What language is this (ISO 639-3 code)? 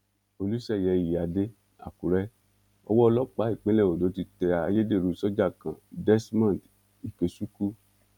yor